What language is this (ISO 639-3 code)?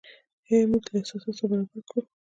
pus